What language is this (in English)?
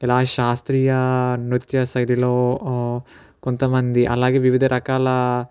Telugu